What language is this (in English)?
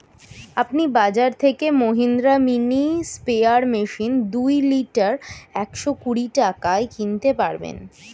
Bangla